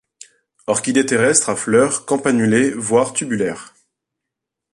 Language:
French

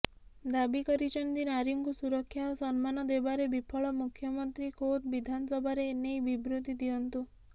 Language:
Odia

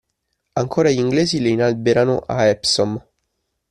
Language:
Italian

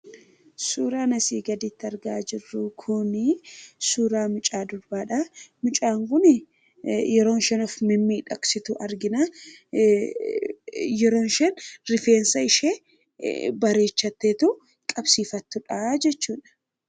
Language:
Oromo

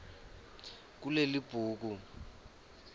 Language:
Swati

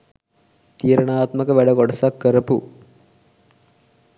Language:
Sinhala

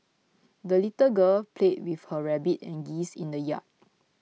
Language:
English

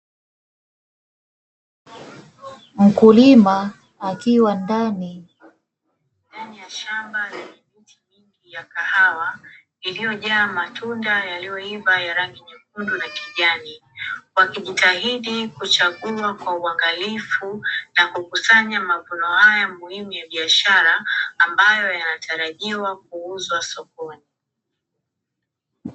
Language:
Swahili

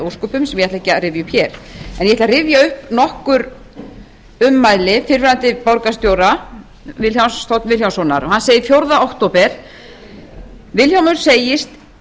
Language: Icelandic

